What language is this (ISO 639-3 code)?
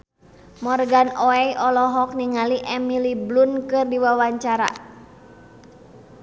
sun